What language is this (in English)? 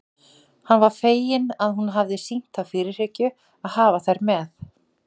Icelandic